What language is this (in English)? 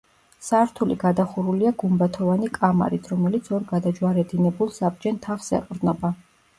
Georgian